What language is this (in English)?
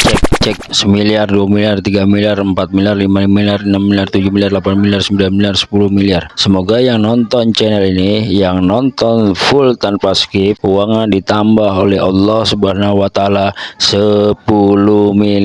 Indonesian